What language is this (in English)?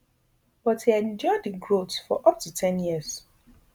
Nigerian Pidgin